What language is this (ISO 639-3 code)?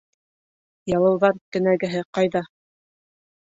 bak